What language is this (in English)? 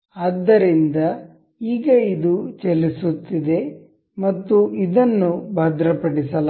Kannada